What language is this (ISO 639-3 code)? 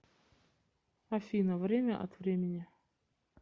rus